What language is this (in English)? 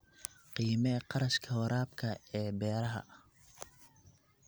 Somali